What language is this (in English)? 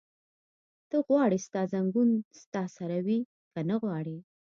Pashto